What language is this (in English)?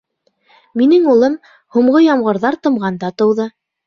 Bashkir